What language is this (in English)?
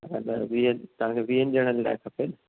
Sindhi